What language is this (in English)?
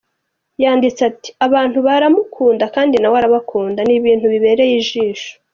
Kinyarwanda